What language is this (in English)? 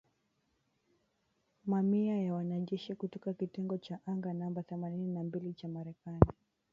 Swahili